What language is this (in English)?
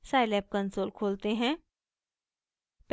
Hindi